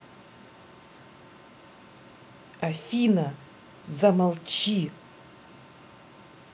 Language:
Russian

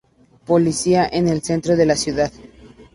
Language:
Spanish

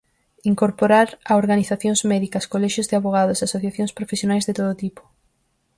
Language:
Galician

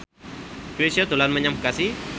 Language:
Javanese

